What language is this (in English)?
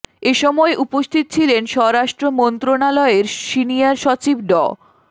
Bangla